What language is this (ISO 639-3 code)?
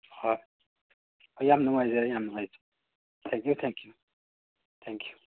mni